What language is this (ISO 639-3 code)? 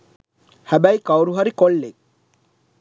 sin